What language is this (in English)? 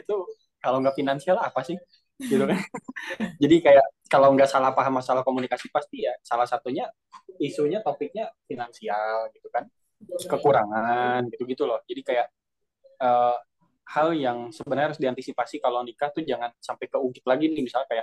Indonesian